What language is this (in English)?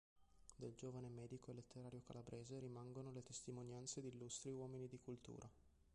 Italian